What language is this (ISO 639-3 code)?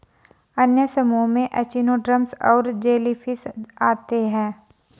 hin